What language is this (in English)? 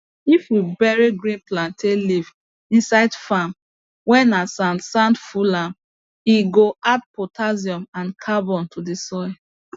Nigerian Pidgin